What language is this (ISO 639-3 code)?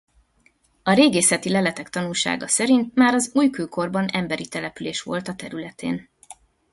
hun